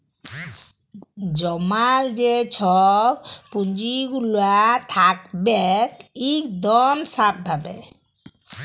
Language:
Bangla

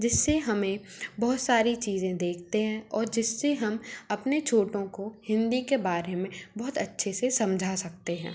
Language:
Hindi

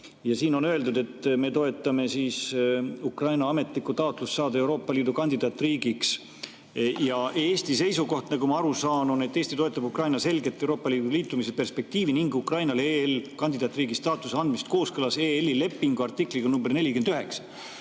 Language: Estonian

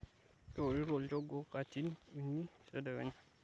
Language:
Masai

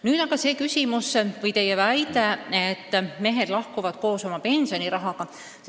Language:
Estonian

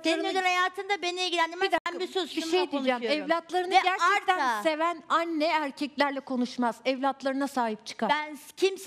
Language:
Turkish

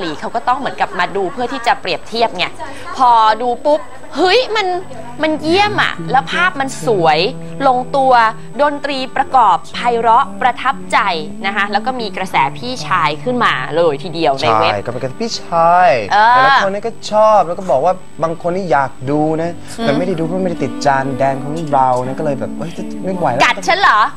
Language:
Thai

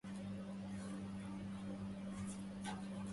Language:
Arabic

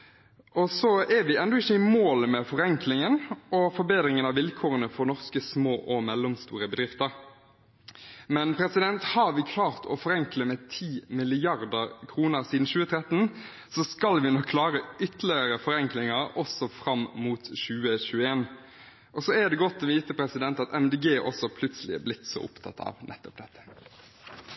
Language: Norwegian Bokmål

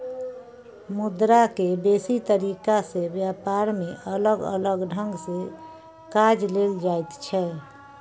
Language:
Maithili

